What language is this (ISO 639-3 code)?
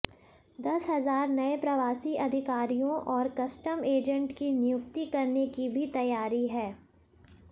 hin